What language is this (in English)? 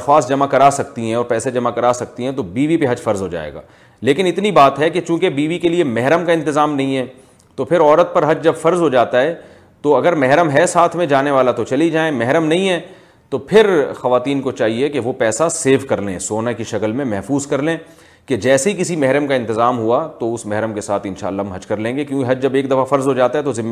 Urdu